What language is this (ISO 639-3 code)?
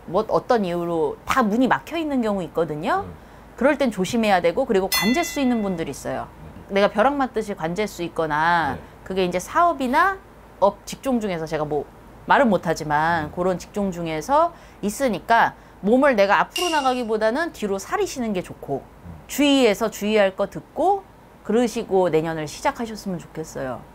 kor